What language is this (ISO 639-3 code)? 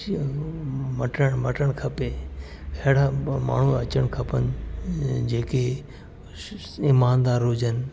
snd